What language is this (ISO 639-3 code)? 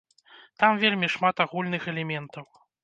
bel